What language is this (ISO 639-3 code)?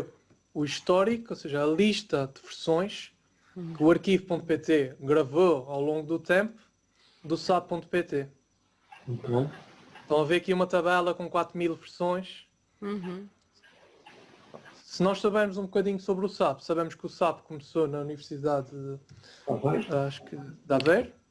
por